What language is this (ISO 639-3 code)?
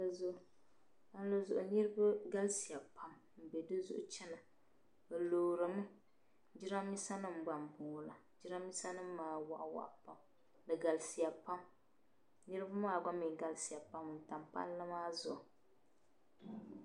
dag